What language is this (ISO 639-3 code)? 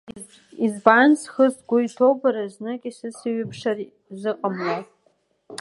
abk